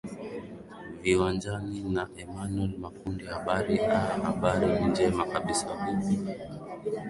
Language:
Swahili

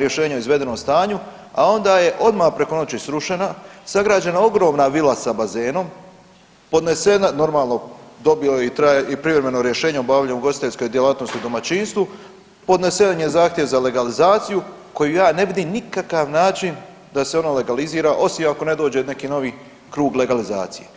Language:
Croatian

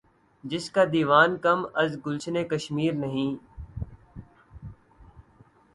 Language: Urdu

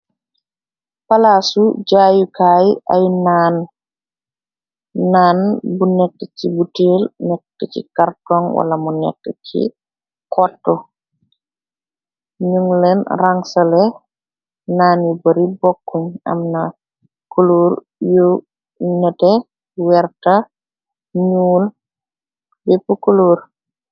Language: Wolof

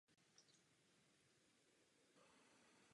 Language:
Czech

